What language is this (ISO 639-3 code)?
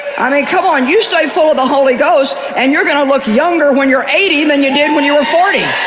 eng